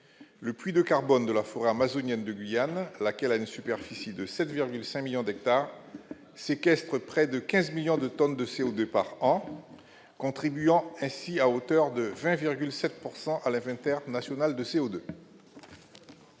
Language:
French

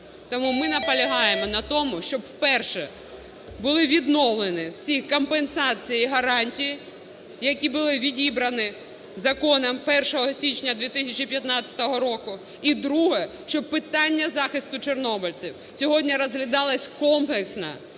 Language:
Ukrainian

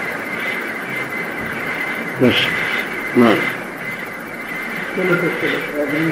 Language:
Arabic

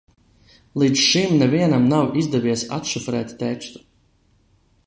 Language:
Latvian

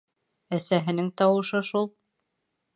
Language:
Bashkir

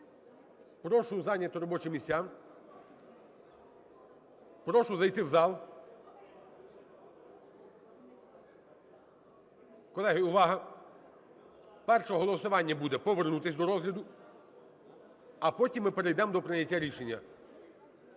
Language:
Ukrainian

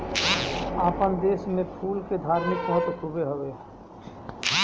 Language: Bhojpuri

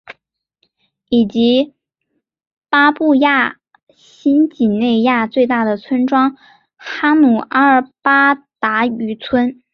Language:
Chinese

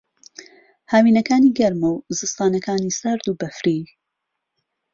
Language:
Central Kurdish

